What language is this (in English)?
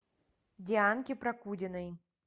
Russian